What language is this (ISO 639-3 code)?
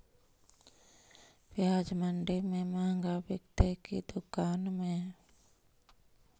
mag